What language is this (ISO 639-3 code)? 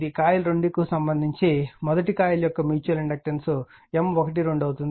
tel